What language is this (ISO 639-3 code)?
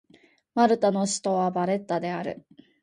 jpn